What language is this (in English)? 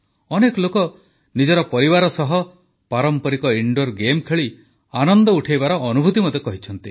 Odia